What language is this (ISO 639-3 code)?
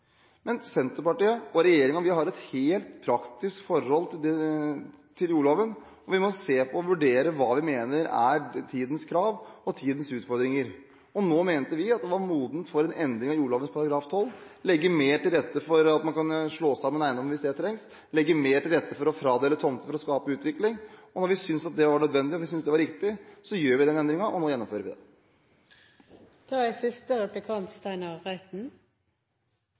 nob